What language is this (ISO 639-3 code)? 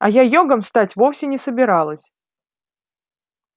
rus